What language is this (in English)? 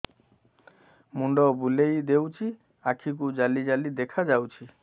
Odia